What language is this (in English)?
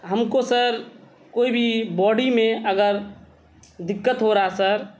Urdu